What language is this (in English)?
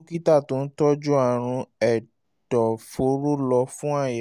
Yoruba